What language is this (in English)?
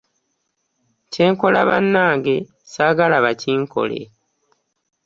Ganda